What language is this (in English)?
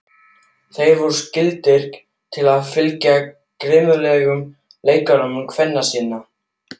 Icelandic